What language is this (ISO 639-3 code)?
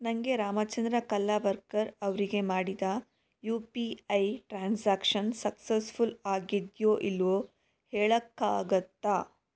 kan